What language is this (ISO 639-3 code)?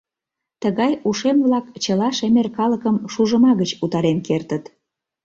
chm